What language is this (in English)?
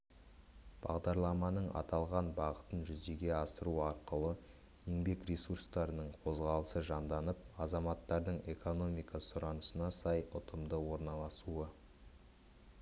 Kazakh